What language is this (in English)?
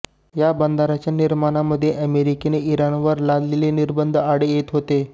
Marathi